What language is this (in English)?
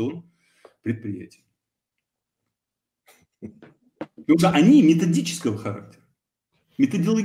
Russian